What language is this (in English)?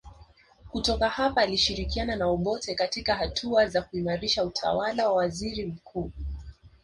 Swahili